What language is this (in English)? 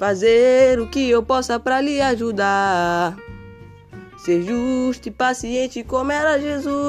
Amharic